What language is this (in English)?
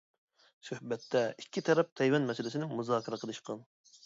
Uyghur